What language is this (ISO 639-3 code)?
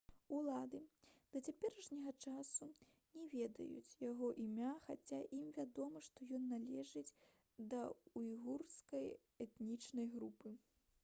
bel